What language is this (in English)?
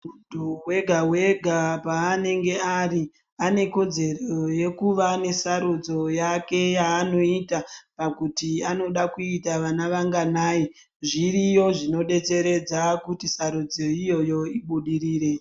Ndau